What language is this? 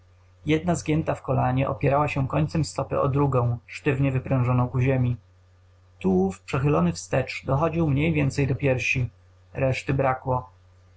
Polish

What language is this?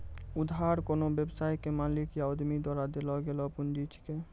Maithili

